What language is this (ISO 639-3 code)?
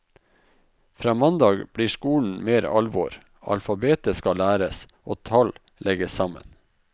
nor